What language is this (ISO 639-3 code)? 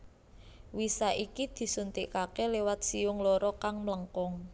jav